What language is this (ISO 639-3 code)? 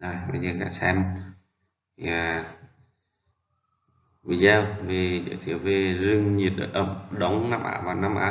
vie